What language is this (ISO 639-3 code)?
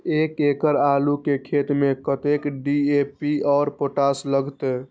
mai